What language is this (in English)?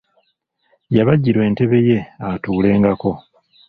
Ganda